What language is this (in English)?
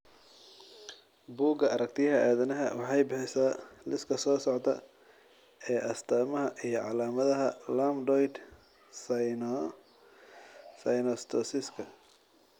Somali